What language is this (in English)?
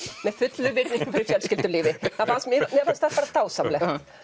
Icelandic